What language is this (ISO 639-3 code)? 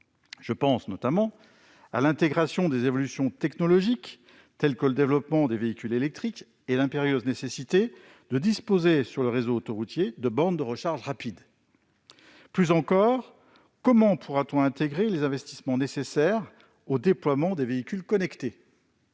fra